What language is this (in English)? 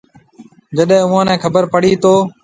Marwari (Pakistan)